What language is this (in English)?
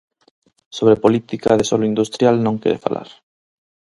Galician